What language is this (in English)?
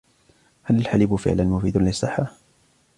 Arabic